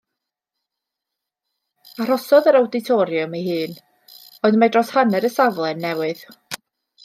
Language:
Welsh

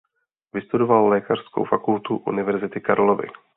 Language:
Czech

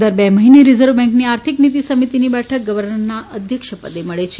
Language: Gujarati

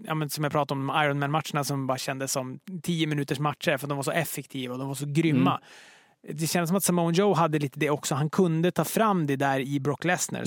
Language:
Swedish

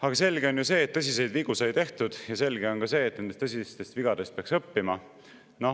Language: Estonian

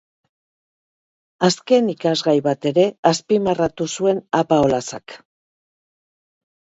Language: Basque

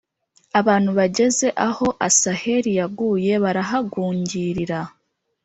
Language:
Kinyarwanda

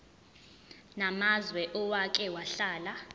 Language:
Zulu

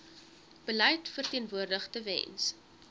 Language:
Afrikaans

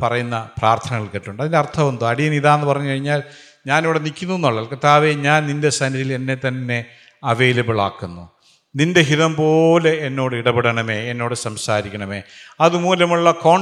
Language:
Malayalam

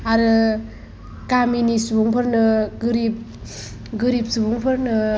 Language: Bodo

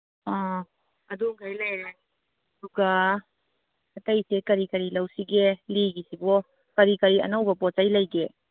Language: Manipuri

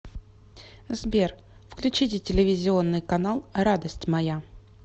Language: Russian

